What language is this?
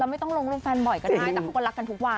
Thai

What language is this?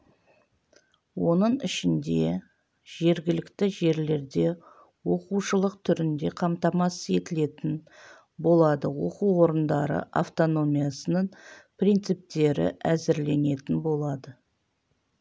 Kazakh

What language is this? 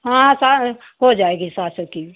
Hindi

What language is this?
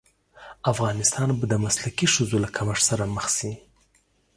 Pashto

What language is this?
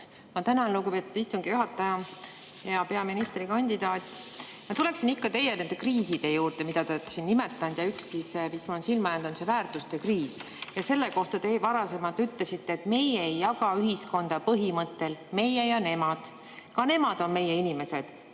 Estonian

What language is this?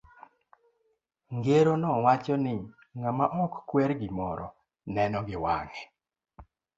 Luo (Kenya and Tanzania)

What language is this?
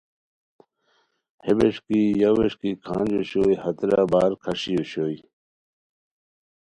Khowar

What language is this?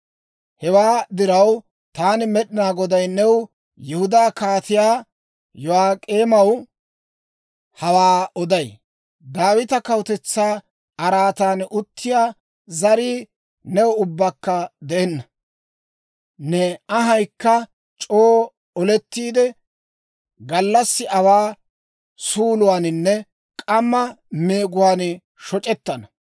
Dawro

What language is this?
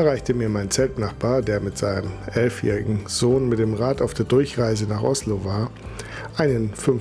German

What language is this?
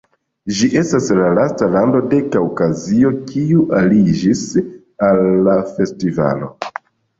Esperanto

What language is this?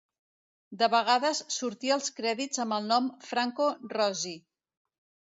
Catalan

